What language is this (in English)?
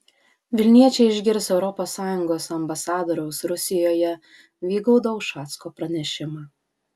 Lithuanian